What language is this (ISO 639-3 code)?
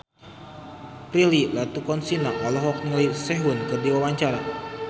sun